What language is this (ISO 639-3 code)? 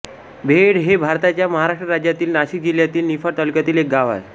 mar